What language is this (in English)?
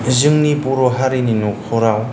Bodo